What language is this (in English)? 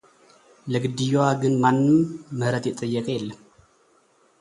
Amharic